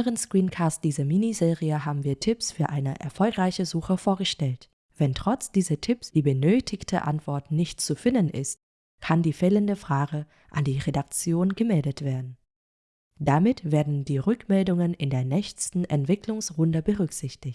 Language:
German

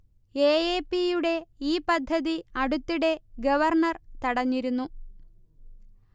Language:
Malayalam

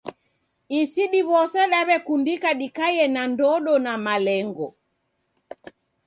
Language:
Taita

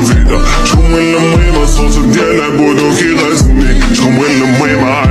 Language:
Arabic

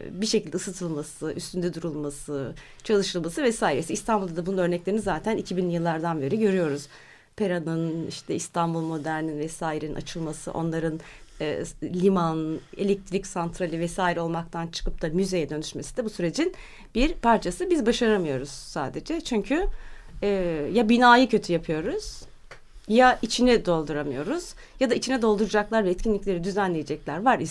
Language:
Turkish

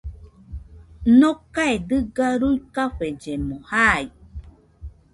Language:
Nüpode Huitoto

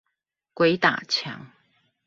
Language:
Chinese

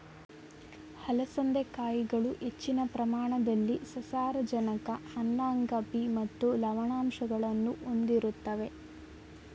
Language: Kannada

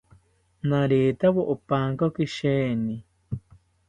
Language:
South Ucayali Ashéninka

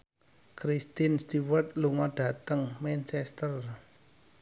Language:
Javanese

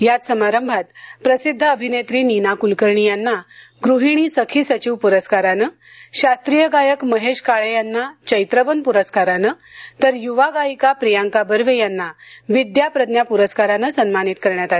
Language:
Marathi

